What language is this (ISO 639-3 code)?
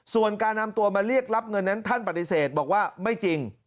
tha